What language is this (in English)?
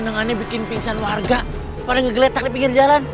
Indonesian